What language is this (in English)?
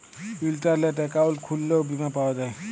Bangla